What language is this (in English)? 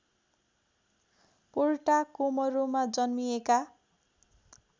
Nepali